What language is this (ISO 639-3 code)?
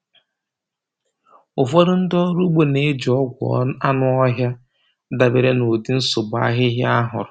ibo